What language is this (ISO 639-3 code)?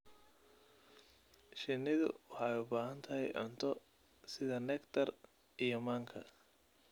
som